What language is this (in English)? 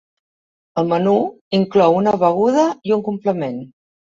Catalan